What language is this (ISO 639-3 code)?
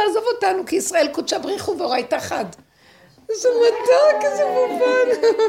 heb